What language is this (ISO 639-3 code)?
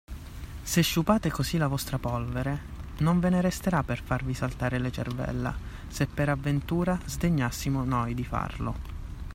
ita